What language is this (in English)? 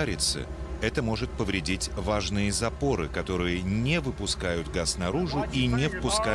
Russian